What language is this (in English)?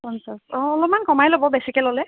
Assamese